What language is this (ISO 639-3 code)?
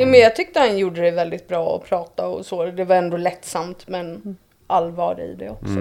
swe